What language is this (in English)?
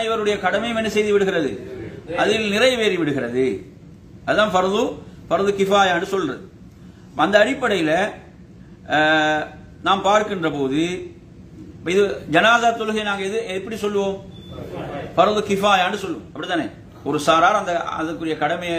Arabic